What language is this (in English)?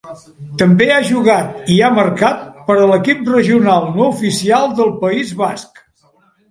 Catalan